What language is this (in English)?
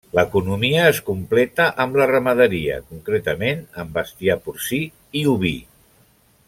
Catalan